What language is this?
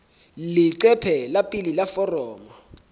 Southern Sotho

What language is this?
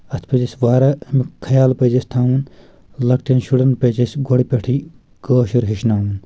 Kashmiri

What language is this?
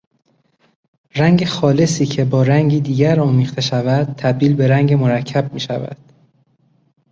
Persian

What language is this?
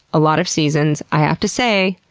English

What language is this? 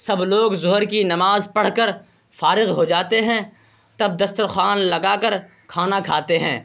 Urdu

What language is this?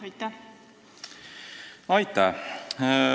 Estonian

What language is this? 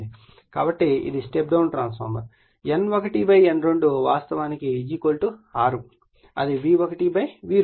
Telugu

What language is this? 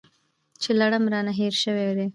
Pashto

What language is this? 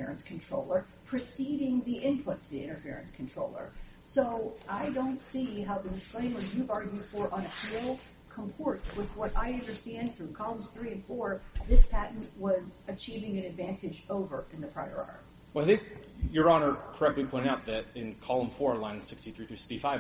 English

